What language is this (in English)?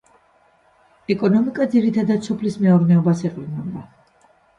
Georgian